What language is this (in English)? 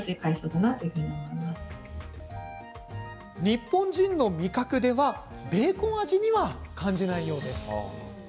Japanese